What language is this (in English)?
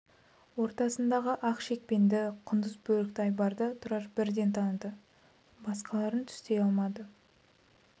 Kazakh